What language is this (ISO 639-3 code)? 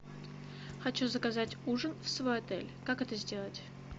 rus